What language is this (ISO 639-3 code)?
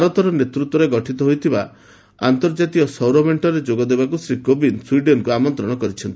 ori